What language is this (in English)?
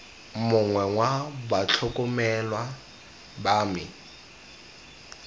Tswana